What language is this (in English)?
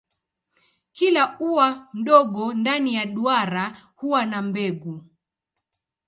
Swahili